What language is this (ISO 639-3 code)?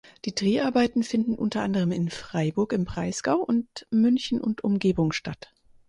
deu